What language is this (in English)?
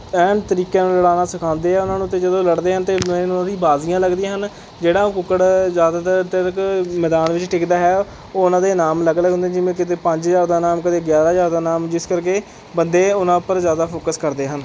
Punjabi